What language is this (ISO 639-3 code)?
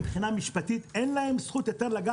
heb